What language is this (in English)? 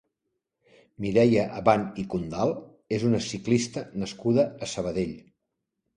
Catalan